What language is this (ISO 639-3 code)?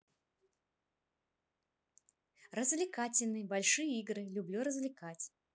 rus